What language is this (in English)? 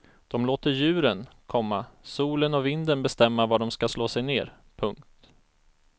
Swedish